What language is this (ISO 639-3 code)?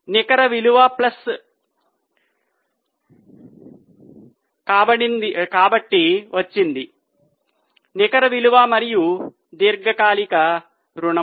tel